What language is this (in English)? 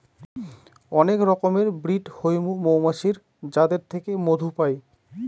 Bangla